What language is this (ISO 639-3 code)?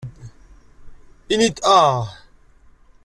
kab